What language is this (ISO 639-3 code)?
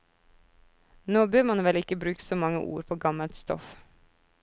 nor